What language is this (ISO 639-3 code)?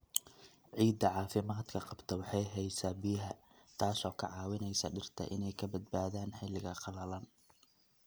som